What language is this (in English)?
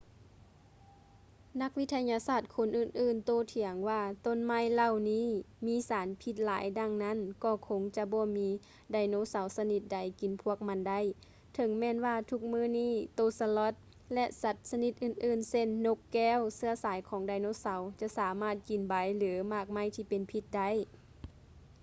Lao